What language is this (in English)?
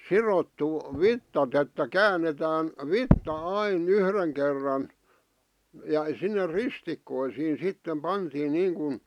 Finnish